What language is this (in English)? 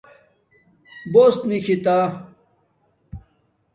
Domaaki